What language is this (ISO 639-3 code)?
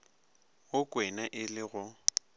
nso